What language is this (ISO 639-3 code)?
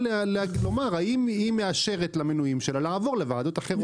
heb